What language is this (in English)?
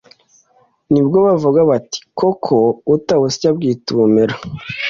Kinyarwanda